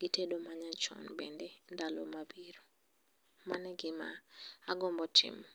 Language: Luo (Kenya and Tanzania)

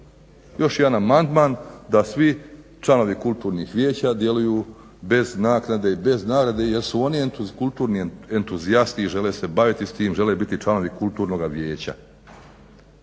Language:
Croatian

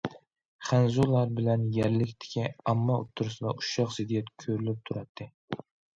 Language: Uyghur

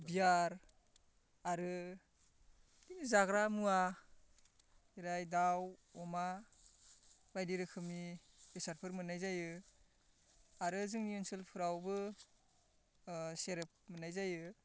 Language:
Bodo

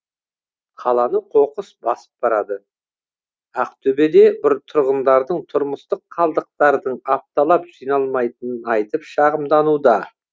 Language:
Kazakh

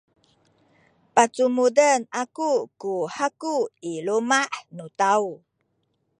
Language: Sakizaya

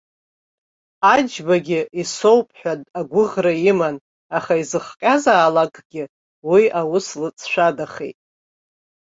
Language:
Abkhazian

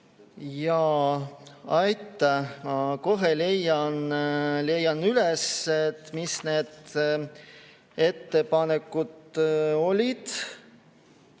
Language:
Estonian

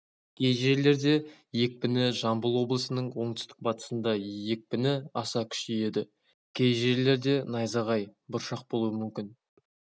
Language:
Kazakh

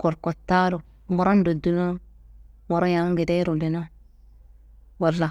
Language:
Kanembu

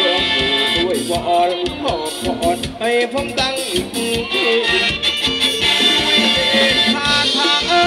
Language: Thai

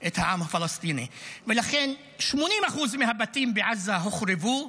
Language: Hebrew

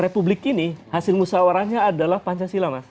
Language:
Indonesian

